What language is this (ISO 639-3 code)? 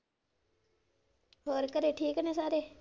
pan